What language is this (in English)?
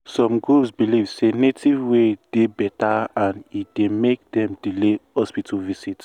Nigerian Pidgin